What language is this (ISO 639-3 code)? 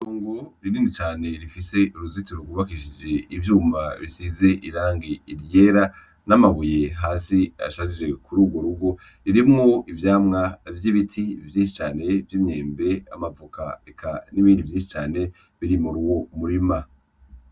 run